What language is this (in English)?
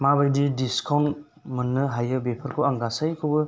Bodo